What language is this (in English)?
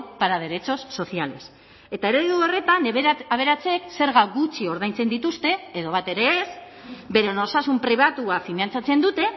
Basque